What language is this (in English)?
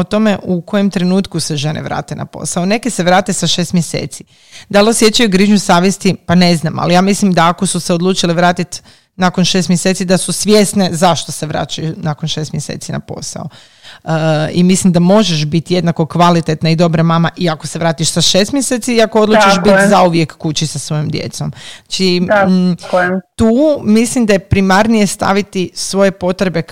Croatian